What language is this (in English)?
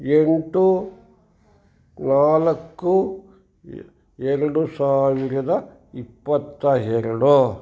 Kannada